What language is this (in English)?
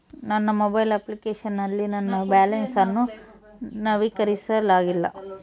Kannada